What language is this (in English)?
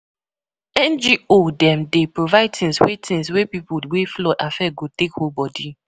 Nigerian Pidgin